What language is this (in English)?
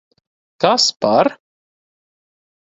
Latvian